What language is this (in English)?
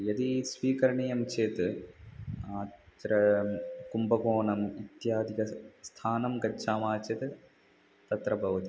Sanskrit